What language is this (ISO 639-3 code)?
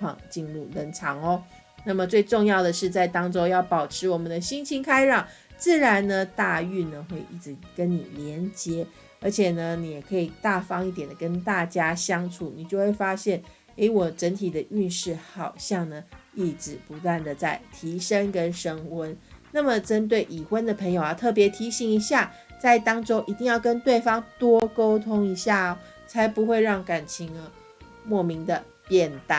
zho